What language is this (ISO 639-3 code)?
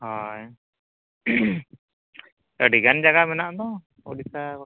sat